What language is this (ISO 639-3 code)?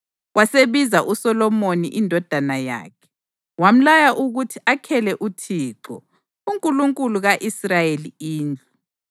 nde